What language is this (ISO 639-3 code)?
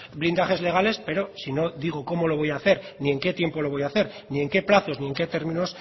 spa